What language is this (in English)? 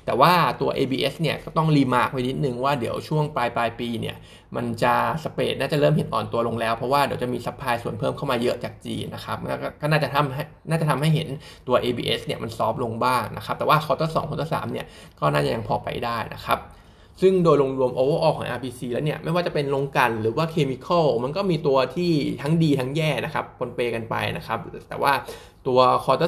Thai